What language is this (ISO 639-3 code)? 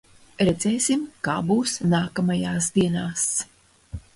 lav